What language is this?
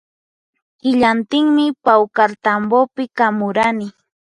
Puno Quechua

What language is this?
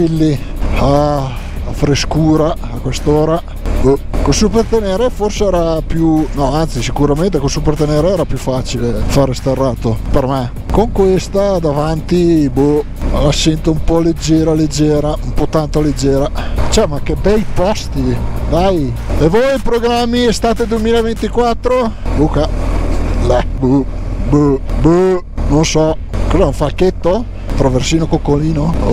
Italian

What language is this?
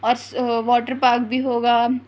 Urdu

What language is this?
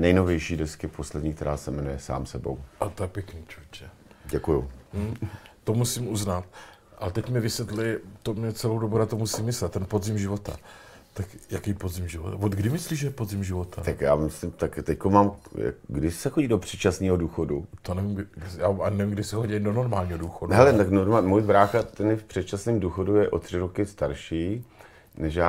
Czech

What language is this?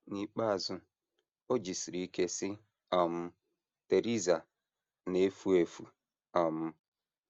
Igbo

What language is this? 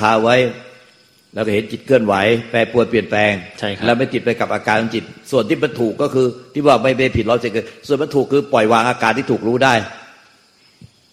Thai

